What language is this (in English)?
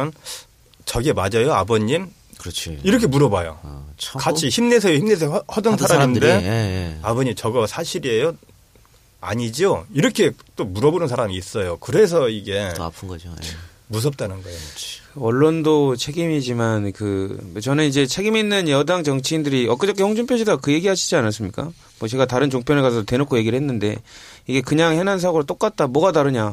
Korean